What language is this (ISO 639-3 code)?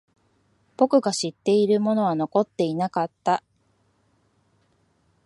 jpn